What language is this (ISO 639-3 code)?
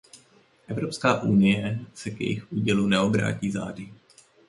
ces